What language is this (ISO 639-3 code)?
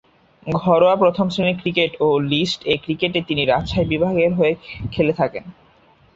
ben